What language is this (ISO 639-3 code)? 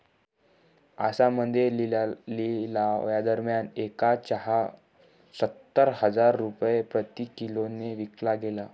mar